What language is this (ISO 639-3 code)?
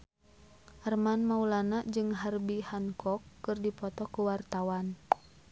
sun